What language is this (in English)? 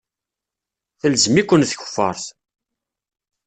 Kabyle